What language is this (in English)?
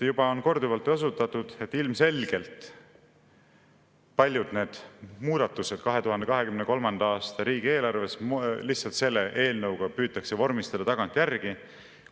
Estonian